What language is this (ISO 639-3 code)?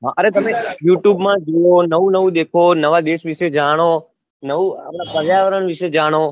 guj